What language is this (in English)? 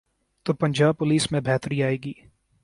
Urdu